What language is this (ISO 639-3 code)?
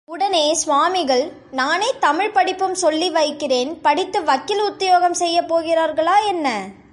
tam